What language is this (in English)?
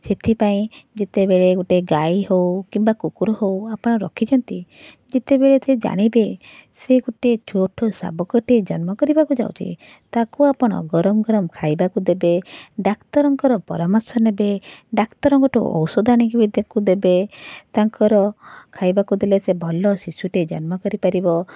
Odia